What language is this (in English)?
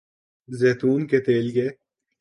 Urdu